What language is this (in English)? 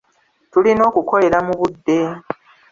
Ganda